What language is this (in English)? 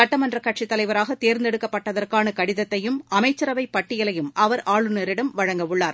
Tamil